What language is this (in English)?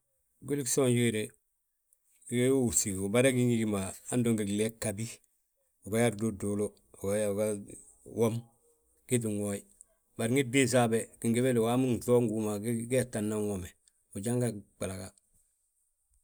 Balanta-Ganja